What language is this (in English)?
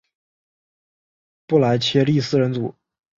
Chinese